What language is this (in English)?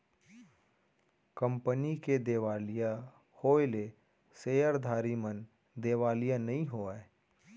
Chhattisgarhi